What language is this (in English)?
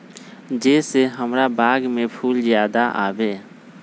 Magahi